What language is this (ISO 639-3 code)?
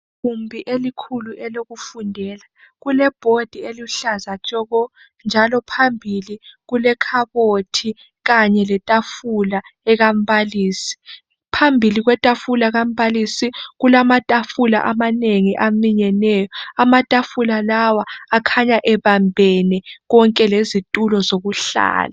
nde